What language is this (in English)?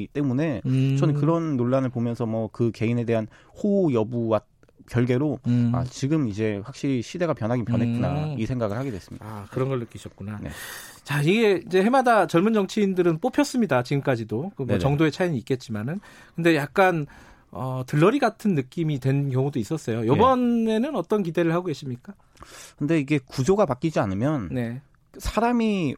Korean